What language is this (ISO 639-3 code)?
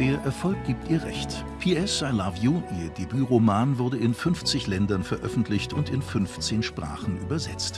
deu